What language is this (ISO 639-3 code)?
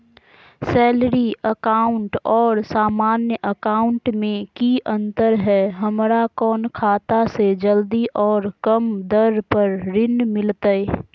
mag